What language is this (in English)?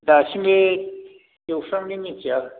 Bodo